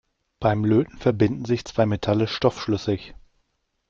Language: German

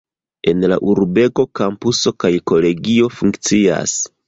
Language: Esperanto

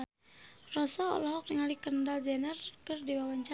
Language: Sundanese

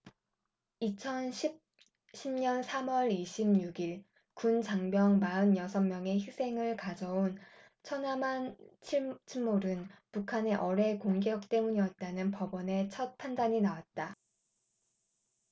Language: Korean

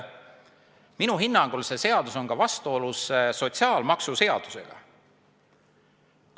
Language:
Estonian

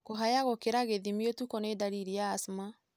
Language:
Kikuyu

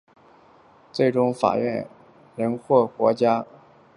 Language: Chinese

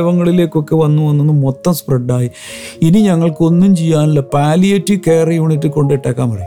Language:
Malayalam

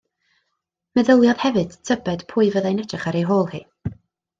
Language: Welsh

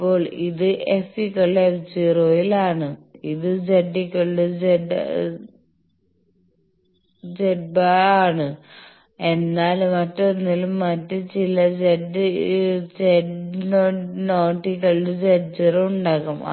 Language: Malayalam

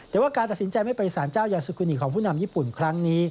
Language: Thai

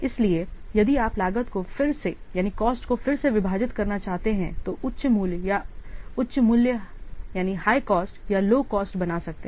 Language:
Hindi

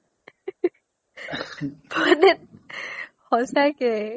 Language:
Assamese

